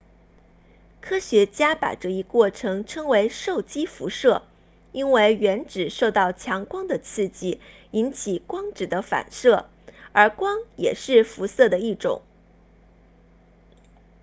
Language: Chinese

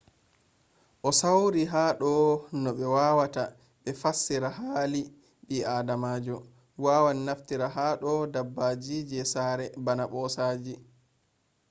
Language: Fula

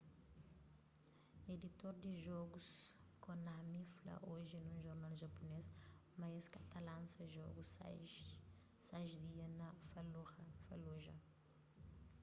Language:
Kabuverdianu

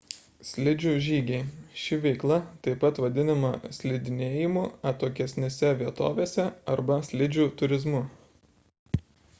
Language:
Lithuanian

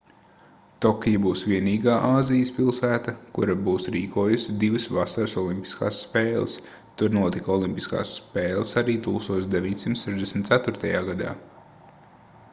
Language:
Latvian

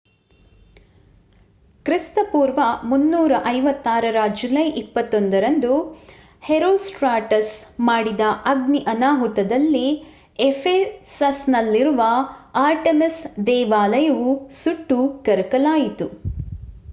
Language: Kannada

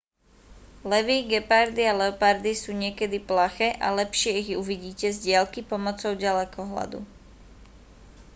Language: Slovak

